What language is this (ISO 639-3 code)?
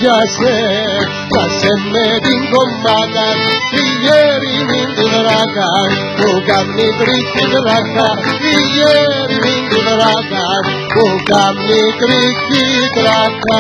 ell